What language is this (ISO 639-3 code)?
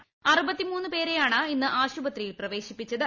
mal